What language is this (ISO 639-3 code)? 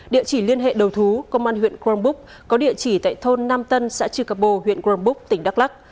vie